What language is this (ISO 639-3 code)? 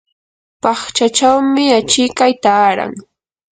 qur